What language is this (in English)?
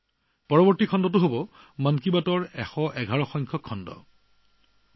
Assamese